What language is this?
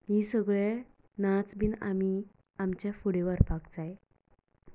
Konkani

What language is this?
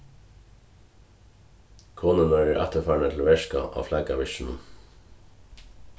Faroese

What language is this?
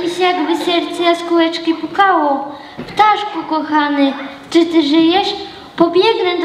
Polish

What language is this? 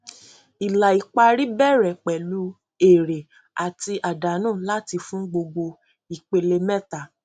Yoruba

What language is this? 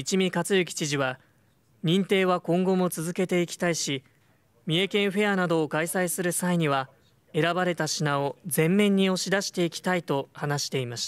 Japanese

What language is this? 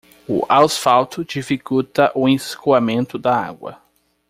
Portuguese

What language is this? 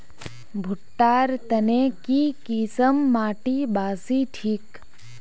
Magahi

